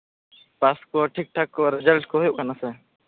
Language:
Santali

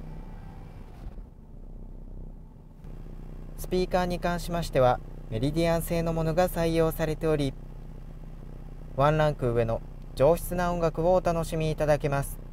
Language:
Japanese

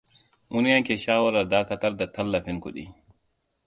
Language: Hausa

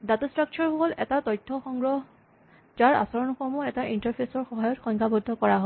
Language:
Assamese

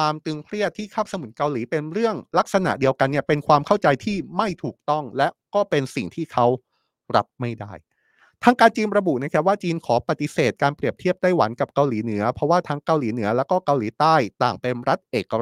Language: Thai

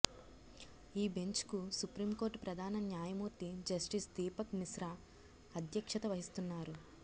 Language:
Telugu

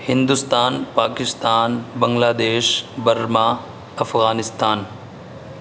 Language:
Urdu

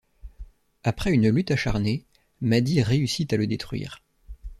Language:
French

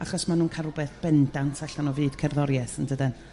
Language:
Welsh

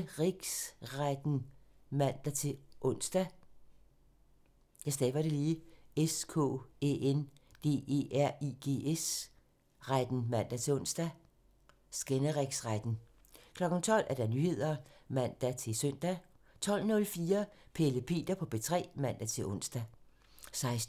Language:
Danish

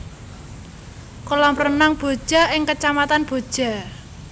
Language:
Javanese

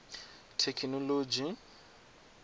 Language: Venda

